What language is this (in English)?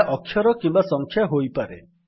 Odia